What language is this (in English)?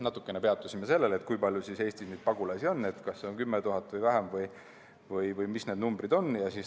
Estonian